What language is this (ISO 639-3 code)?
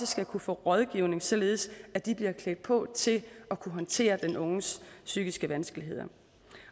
dan